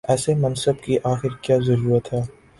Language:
Urdu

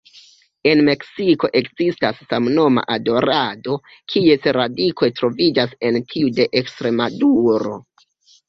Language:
Esperanto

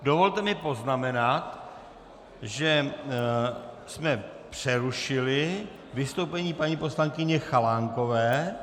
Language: Czech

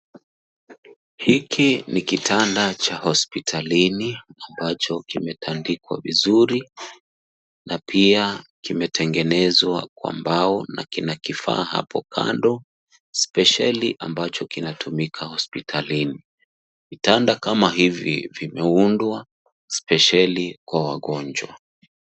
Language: Swahili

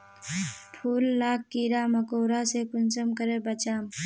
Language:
Magahi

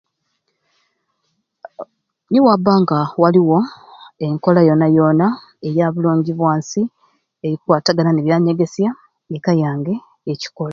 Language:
Ruuli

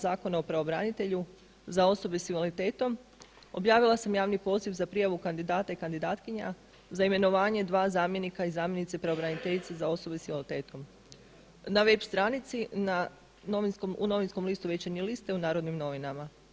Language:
Croatian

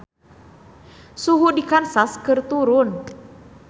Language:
Sundanese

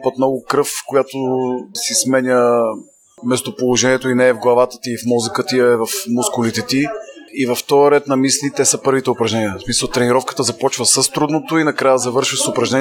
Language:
Bulgarian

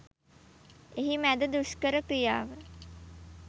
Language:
Sinhala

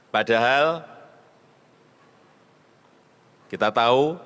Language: Indonesian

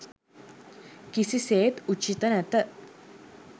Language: Sinhala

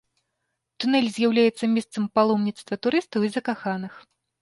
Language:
Belarusian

